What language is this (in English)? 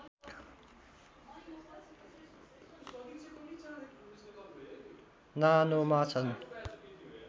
Nepali